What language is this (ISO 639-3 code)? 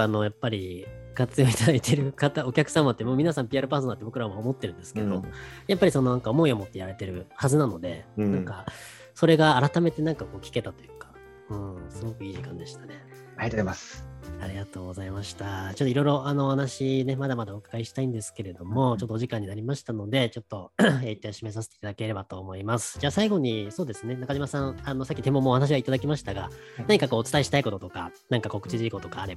jpn